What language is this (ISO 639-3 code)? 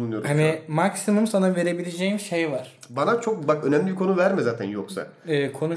tur